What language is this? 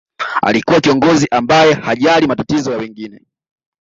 Swahili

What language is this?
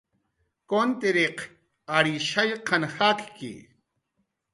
Jaqaru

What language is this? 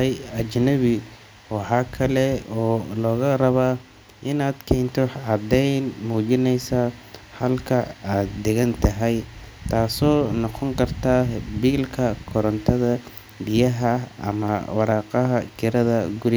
Somali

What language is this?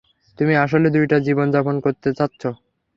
Bangla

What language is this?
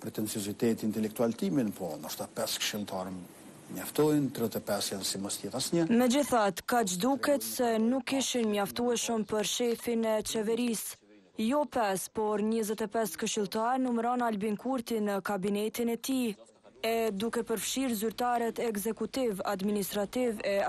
Romanian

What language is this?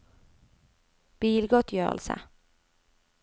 Norwegian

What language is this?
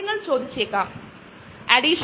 Malayalam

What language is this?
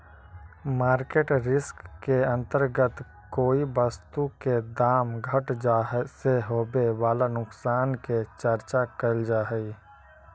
Magahi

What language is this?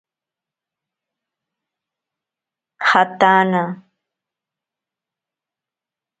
Ashéninka Perené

